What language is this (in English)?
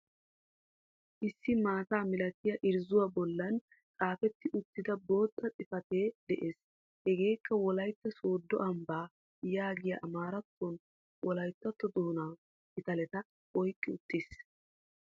Wolaytta